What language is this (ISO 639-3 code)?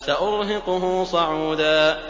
ara